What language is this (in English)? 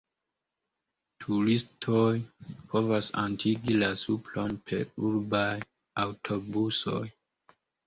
Esperanto